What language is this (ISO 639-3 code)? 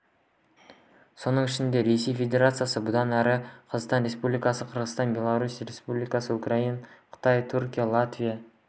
kaz